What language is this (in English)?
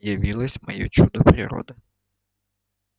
Russian